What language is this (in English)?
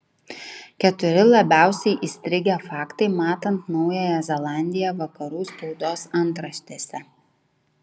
Lithuanian